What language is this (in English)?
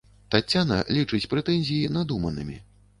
Belarusian